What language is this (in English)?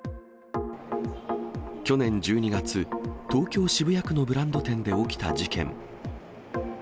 Japanese